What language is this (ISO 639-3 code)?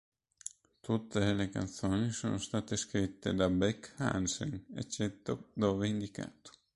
ita